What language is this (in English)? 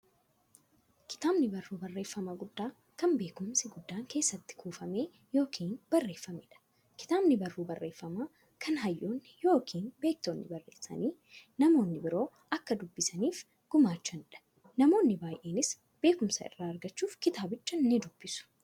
Oromo